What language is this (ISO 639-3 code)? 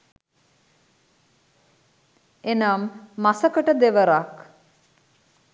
sin